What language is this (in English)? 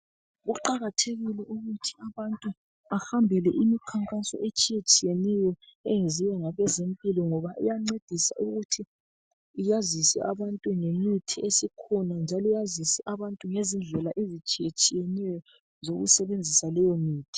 North Ndebele